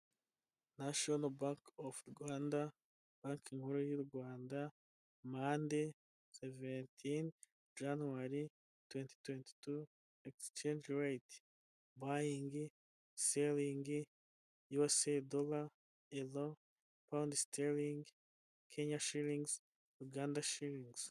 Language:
Kinyarwanda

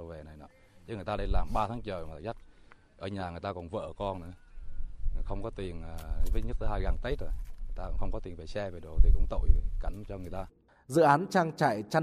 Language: Vietnamese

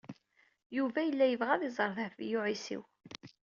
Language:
Kabyle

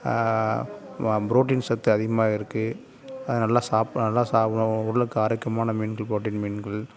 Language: Tamil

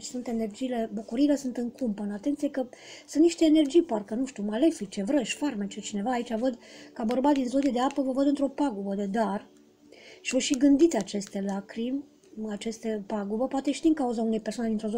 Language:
Romanian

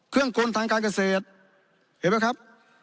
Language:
Thai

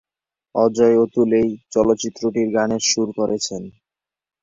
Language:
Bangla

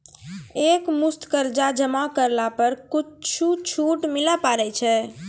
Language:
Maithili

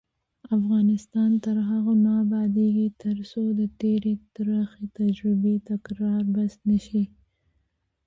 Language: Pashto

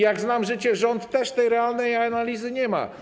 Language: Polish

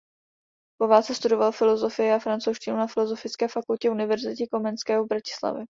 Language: Czech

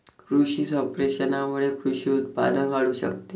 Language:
Marathi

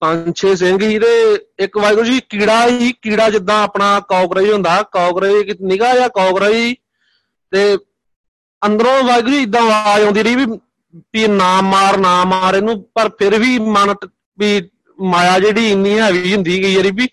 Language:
Punjabi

